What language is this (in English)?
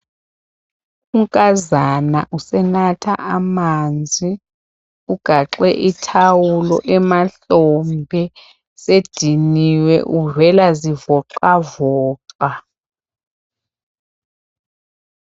North Ndebele